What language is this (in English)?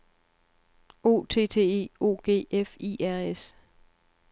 Danish